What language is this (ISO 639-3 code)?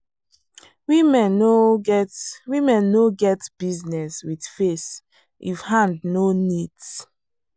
pcm